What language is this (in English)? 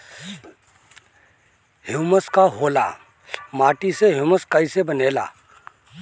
Bhojpuri